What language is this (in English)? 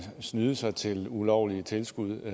Danish